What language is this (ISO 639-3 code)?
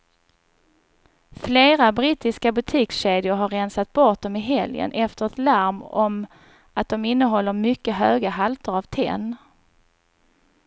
swe